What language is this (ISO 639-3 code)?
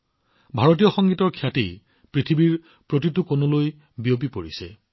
asm